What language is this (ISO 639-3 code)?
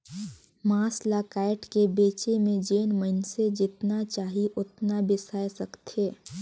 hne